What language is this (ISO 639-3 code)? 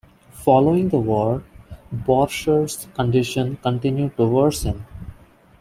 eng